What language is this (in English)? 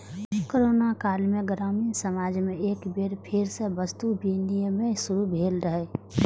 Maithili